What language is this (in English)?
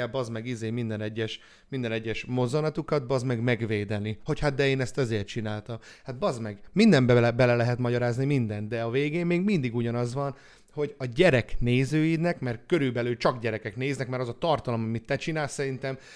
Hungarian